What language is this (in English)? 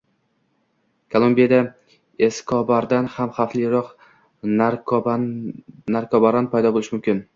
Uzbek